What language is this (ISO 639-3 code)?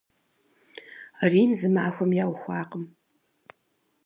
kbd